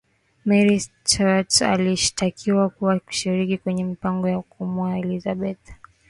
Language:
Swahili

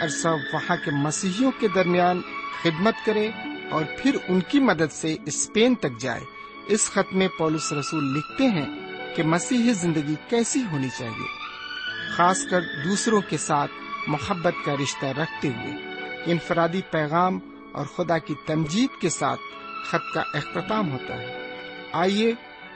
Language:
Urdu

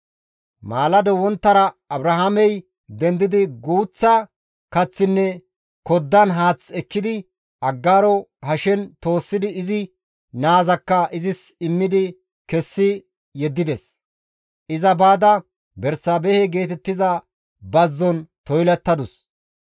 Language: Gamo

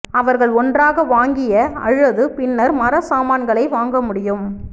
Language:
Tamil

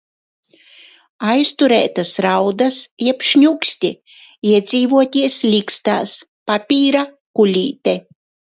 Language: Latvian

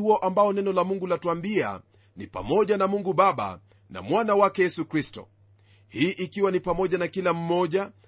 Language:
Swahili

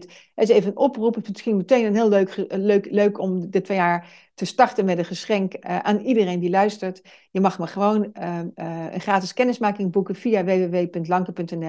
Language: Dutch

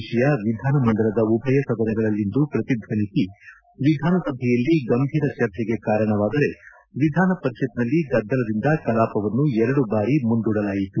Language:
Kannada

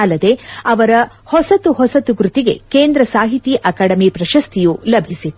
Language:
Kannada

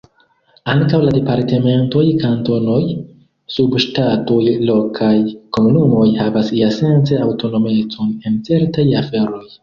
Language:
Esperanto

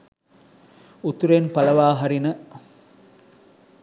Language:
Sinhala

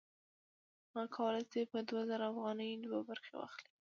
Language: Pashto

